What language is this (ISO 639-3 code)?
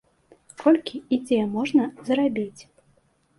bel